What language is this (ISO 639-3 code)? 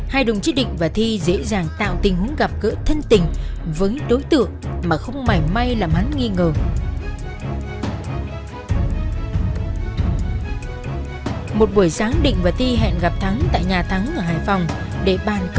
vie